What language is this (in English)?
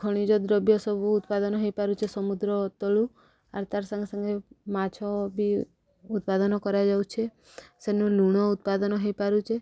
Odia